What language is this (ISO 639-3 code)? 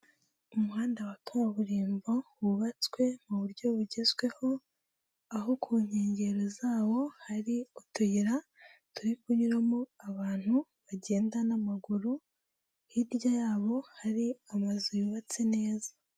kin